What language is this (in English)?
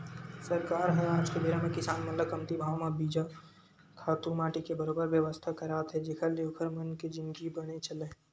Chhattisgarhi